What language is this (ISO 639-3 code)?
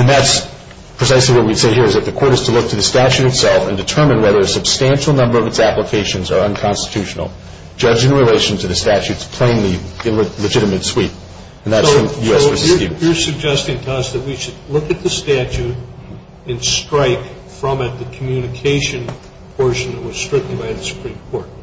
eng